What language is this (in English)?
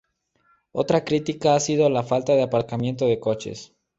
Spanish